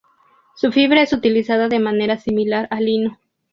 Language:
Spanish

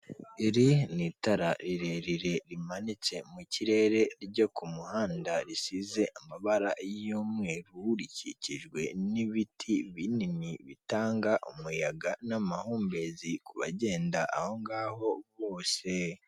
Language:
Kinyarwanda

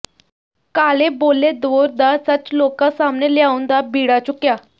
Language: Punjabi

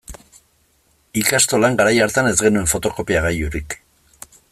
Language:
Basque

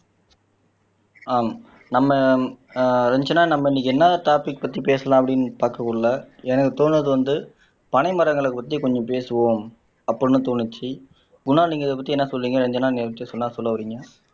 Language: Tamil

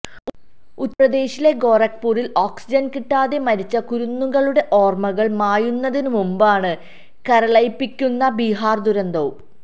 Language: Malayalam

